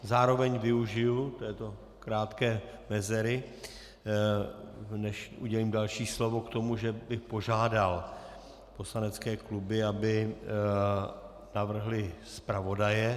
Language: Czech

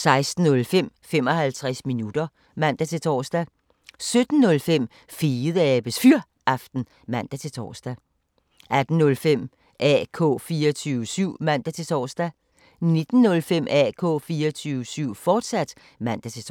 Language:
Danish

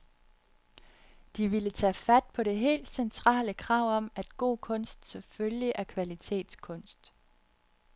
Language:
Danish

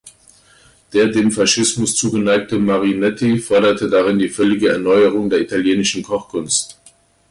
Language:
German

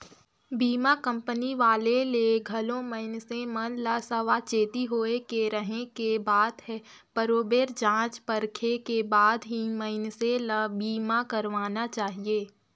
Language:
Chhattisgarhi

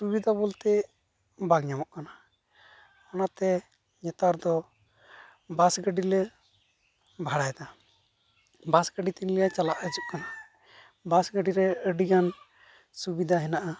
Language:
Santali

